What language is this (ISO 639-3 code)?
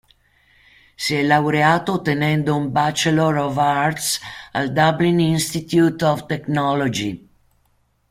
ita